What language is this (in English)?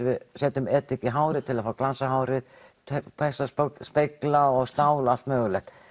Icelandic